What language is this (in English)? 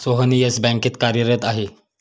Marathi